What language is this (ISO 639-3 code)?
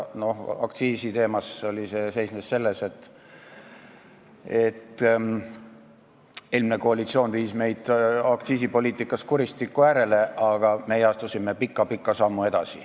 est